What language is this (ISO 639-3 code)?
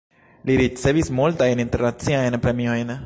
epo